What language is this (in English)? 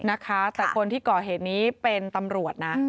Thai